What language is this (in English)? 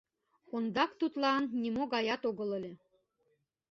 Mari